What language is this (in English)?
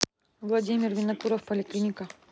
Russian